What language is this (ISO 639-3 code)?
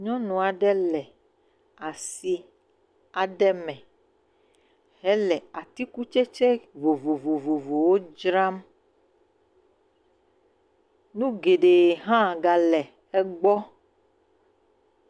ewe